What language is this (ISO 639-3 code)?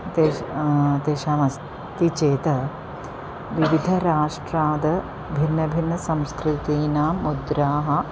san